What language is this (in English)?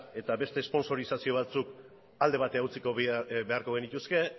Basque